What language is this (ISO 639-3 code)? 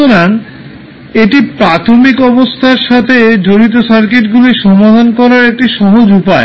ben